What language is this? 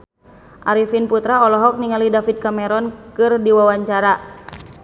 Sundanese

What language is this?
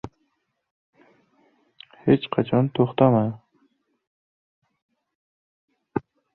Uzbek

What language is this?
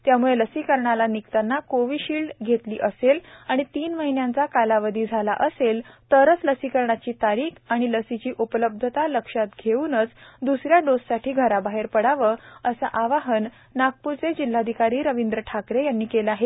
Marathi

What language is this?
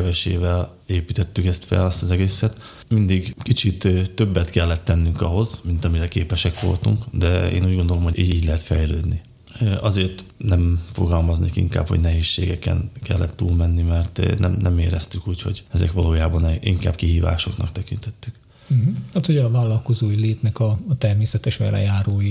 Hungarian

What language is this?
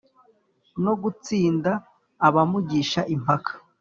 Kinyarwanda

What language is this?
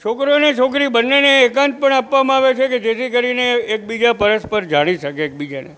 Gujarati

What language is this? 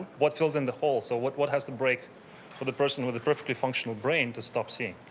English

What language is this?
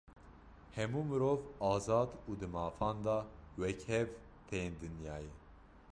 Kurdish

